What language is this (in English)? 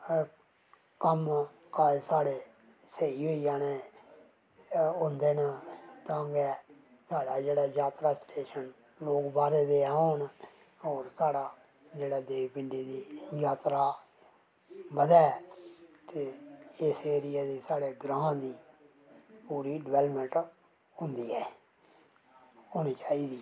Dogri